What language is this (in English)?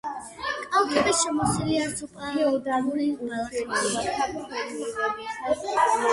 Georgian